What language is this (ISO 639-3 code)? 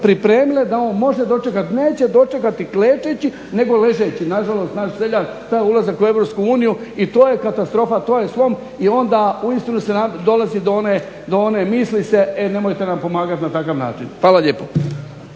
hrv